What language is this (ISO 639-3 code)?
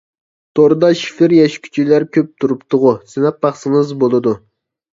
uig